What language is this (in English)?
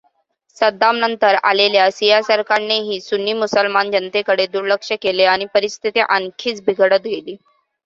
Marathi